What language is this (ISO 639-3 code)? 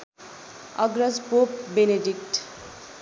nep